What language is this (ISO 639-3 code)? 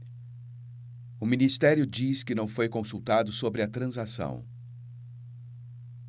por